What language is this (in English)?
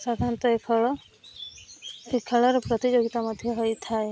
Odia